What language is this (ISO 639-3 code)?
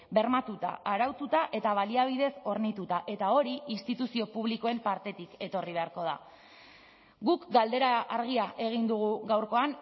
eus